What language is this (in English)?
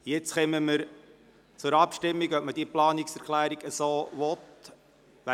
Swiss German